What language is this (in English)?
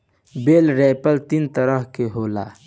Bhojpuri